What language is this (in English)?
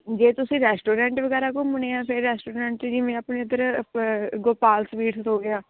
Punjabi